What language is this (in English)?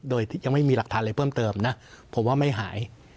Thai